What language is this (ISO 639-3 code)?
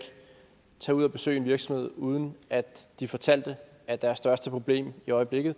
dan